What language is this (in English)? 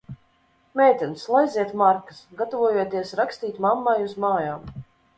Latvian